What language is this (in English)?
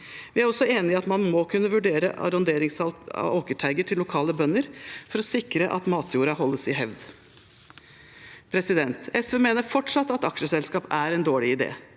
Norwegian